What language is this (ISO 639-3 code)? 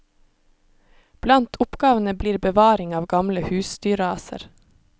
nor